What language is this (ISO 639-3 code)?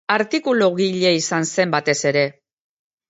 eus